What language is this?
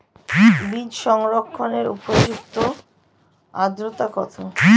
Bangla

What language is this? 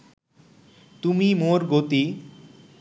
Bangla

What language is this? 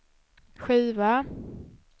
Swedish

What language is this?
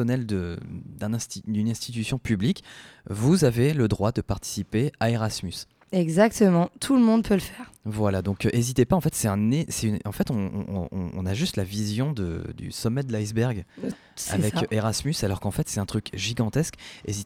French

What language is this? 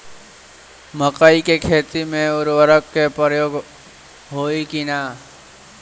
Bhojpuri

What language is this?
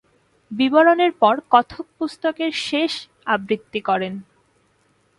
Bangla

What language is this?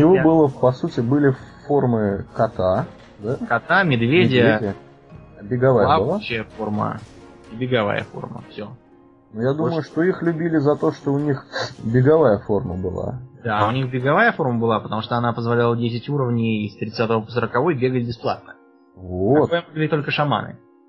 Russian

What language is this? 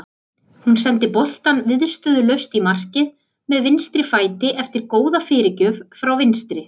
Icelandic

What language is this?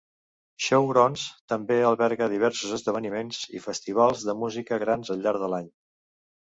Catalan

